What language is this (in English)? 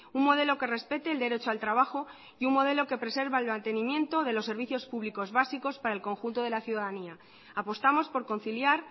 Spanish